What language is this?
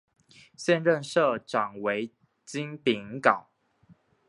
Chinese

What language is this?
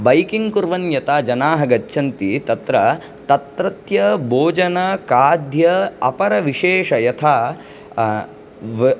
Sanskrit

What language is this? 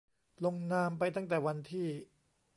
Thai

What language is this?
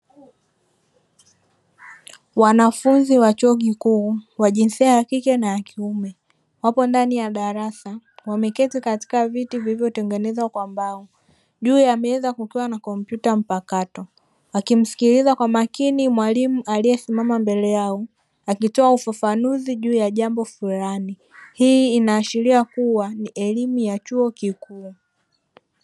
Swahili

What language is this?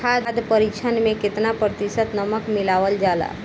Bhojpuri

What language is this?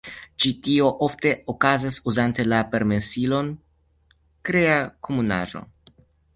Esperanto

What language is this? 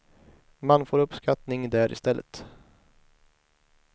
Swedish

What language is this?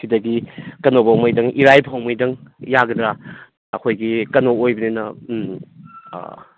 Manipuri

